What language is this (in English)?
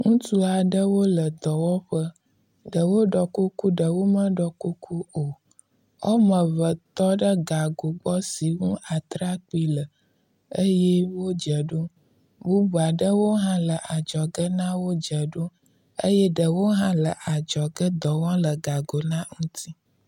Ewe